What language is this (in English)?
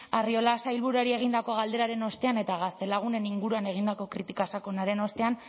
Basque